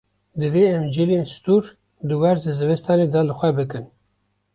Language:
Kurdish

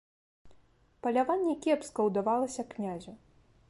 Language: Belarusian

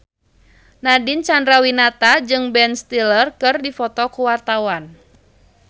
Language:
Sundanese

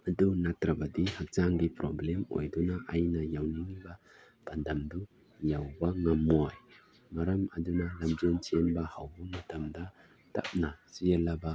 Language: Manipuri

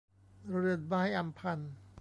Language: Thai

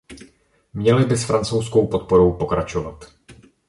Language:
Czech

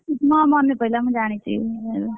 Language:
Odia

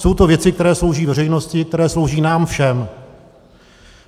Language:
Czech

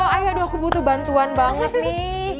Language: Indonesian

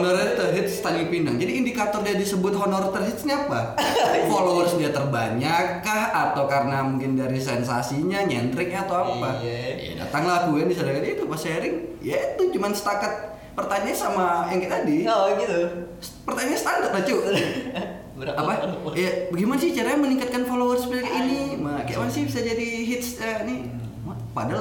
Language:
Indonesian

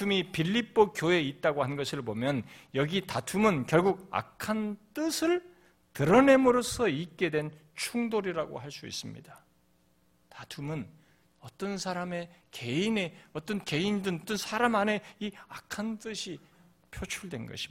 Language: Korean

